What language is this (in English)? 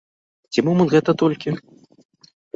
Belarusian